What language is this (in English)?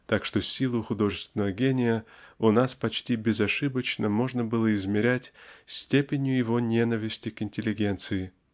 Russian